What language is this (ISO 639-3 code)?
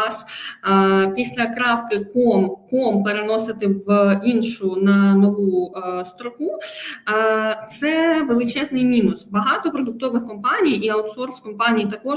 ukr